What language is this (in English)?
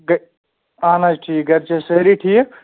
Kashmiri